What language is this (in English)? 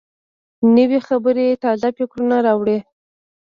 Pashto